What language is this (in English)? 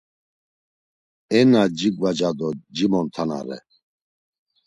Laz